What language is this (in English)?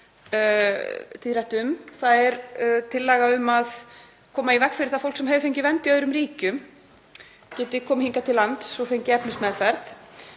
Icelandic